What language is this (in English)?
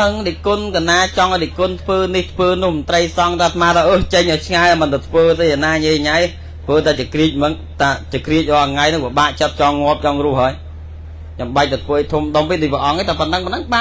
Vietnamese